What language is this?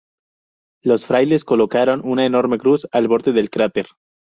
Spanish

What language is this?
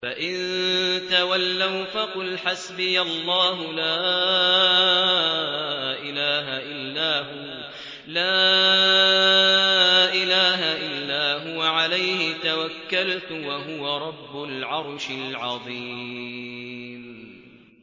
Arabic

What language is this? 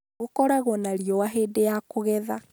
Kikuyu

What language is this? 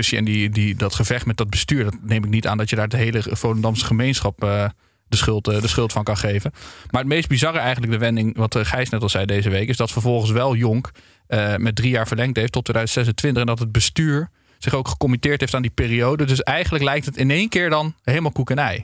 Dutch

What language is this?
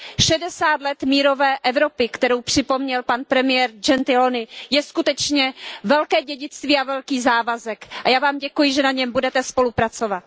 Czech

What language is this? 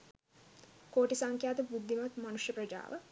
Sinhala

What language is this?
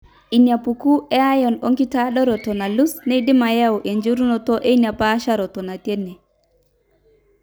Masai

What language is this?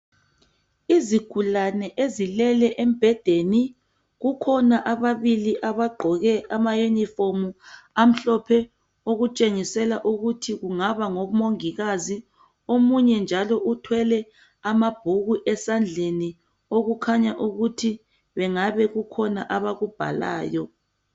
North Ndebele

